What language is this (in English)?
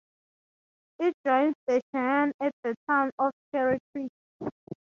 English